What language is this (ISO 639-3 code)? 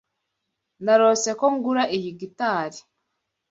kin